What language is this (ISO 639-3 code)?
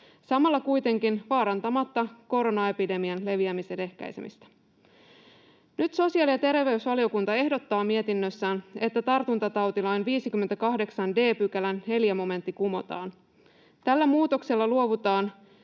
fin